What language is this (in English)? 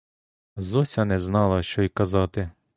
Ukrainian